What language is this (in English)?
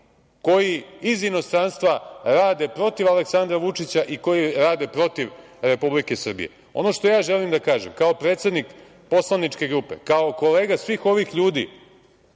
Serbian